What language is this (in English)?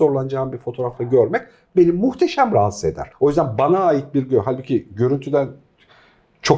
Turkish